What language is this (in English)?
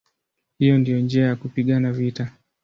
Swahili